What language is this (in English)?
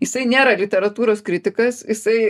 Lithuanian